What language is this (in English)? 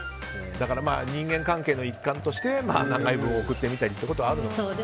Japanese